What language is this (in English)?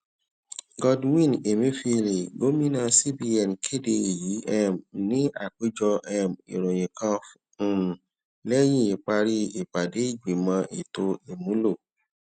Yoruba